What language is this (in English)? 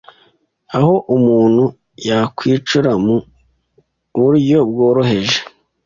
Kinyarwanda